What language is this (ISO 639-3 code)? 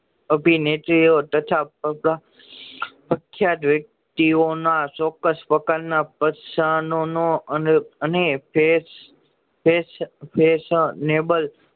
guj